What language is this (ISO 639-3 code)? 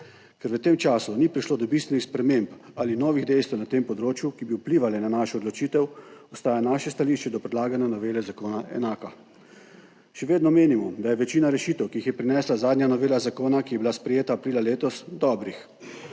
slv